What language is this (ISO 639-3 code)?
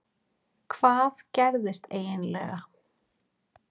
isl